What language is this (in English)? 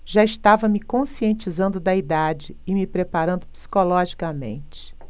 Portuguese